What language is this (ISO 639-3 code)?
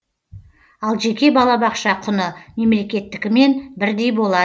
kaz